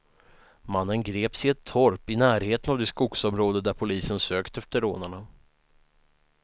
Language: Swedish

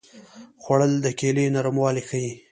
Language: Pashto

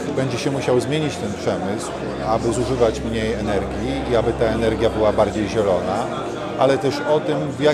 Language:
Polish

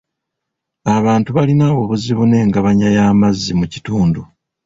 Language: Ganda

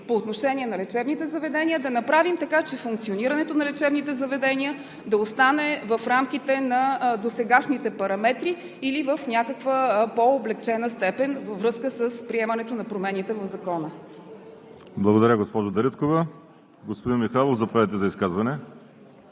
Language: Bulgarian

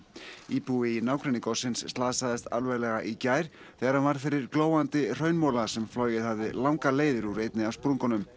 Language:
Icelandic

